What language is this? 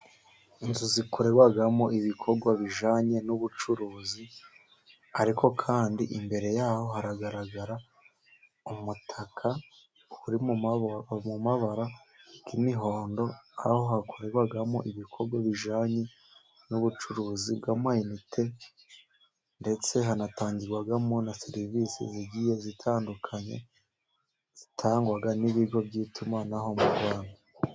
Kinyarwanda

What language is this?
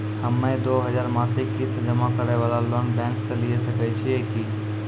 Maithili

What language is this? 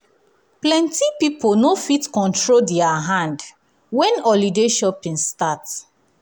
Nigerian Pidgin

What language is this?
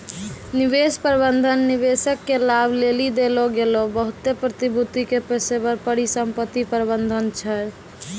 Maithili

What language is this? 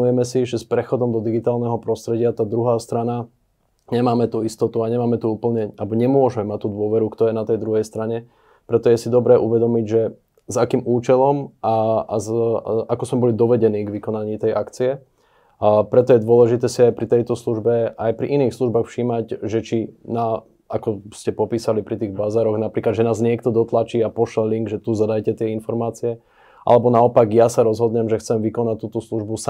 Slovak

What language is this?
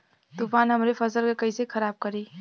Bhojpuri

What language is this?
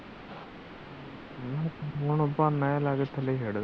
Punjabi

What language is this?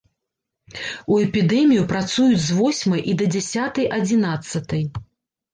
Belarusian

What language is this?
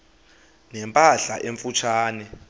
Xhosa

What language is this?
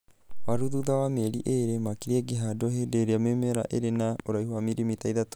Kikuyu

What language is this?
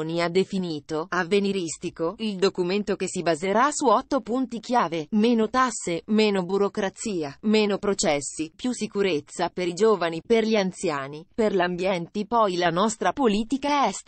Italian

